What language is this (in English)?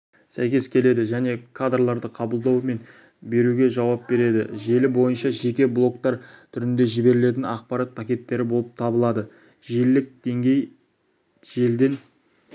Kazakh